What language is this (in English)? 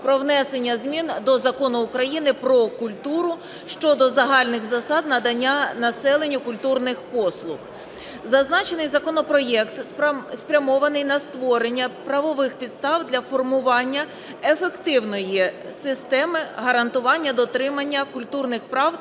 Ukrainian